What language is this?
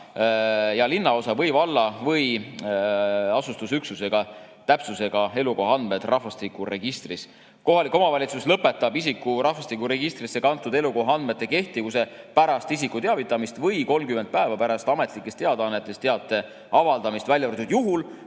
Estonian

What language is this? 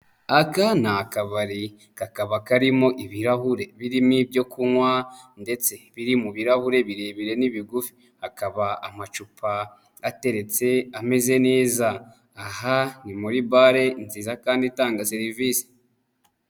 Kinyarwanda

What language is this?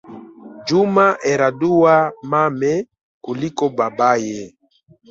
Swahili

